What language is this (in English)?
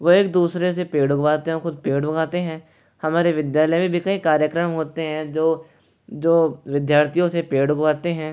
Hindi